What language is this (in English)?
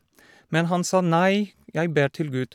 Norwegian